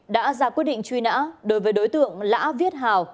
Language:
Vietnamese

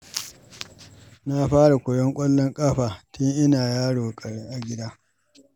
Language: Hausa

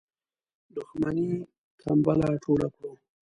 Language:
Pashto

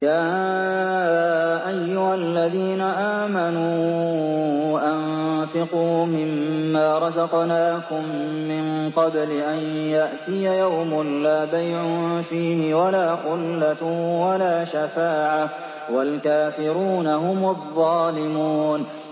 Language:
Arabic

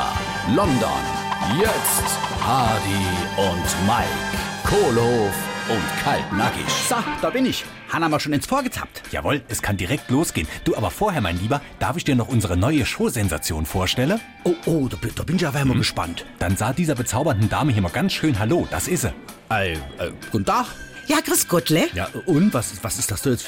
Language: German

